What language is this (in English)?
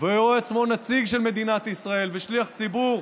Hebrew